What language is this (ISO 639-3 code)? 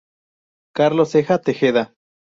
spa